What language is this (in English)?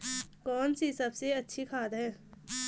Hindi